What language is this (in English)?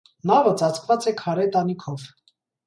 Armenian